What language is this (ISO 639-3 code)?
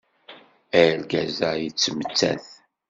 kab